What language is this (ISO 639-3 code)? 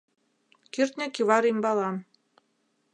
chm